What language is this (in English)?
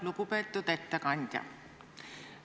Estonian